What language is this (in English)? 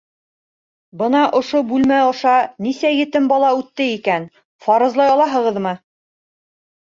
Bashkir